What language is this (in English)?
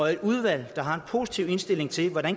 Danish